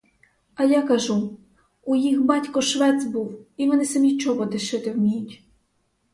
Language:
Ukrainian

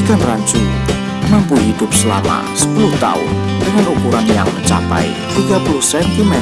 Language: Indonesian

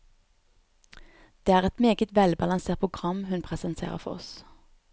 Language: Norwegian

